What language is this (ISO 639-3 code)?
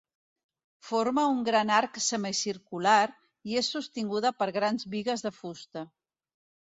cat